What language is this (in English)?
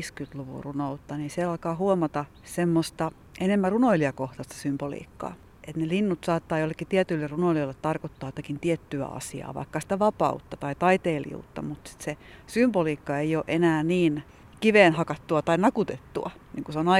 Finnish